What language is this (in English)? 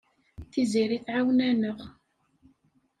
Kabyle